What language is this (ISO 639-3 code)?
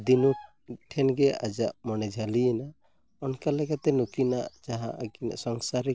sat